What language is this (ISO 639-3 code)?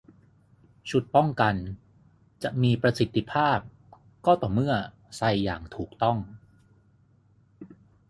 tha